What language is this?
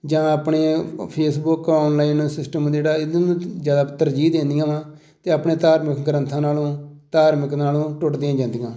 Punjabi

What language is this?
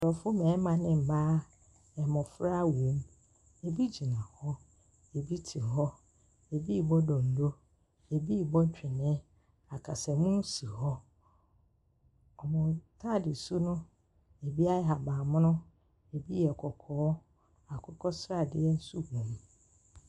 Akan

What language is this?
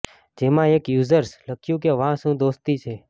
Gujarati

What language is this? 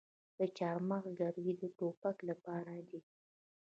Pashto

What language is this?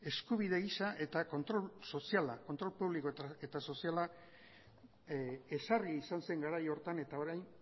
Basque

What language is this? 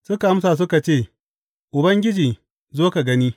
Hausa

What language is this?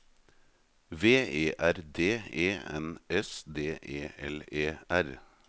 Norwegian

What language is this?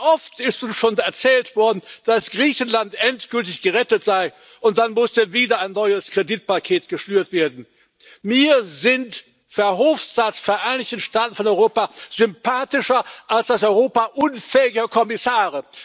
German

